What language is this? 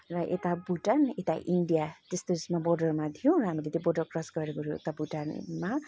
Nepali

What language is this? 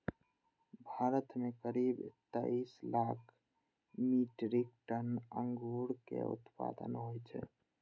Maithili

